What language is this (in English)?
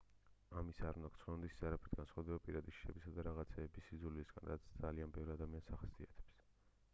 Georgian